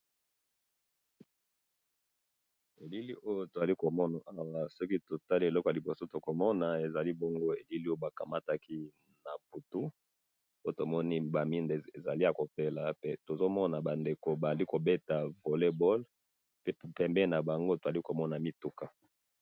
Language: Lingala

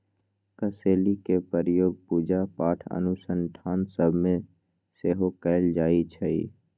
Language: Magahi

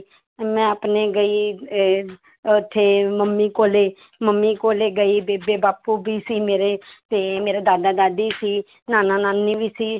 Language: Punjabi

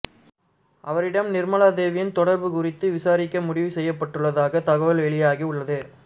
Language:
Tamil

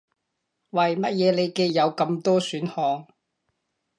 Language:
Cantonese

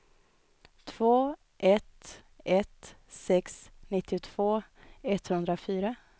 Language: Swedish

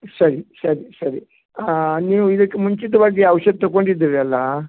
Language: Kannada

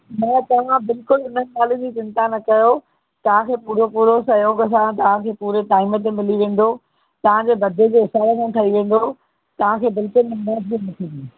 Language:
Sindhi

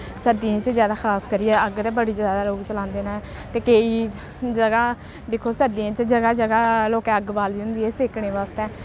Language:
Dogri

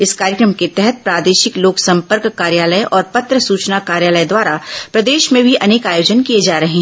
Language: Hindi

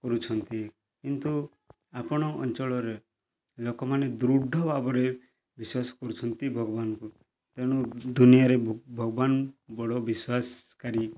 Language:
Odia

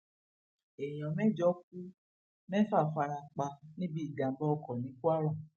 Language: Yoruba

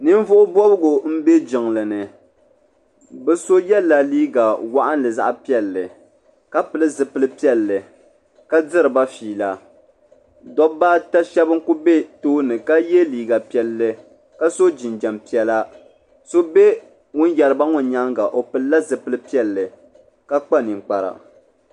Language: Dagbani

